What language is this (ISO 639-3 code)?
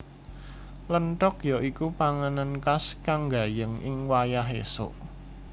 jav